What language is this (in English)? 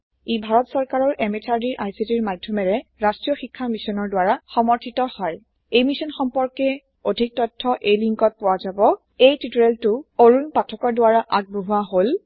Assamese